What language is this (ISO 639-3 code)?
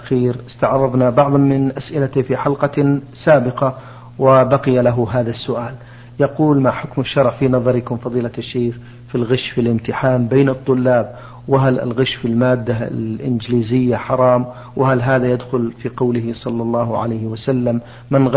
ara